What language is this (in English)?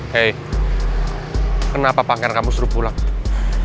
Indonesian